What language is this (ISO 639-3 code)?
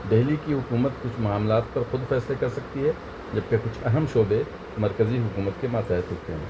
urd